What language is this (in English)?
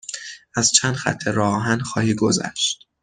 Persian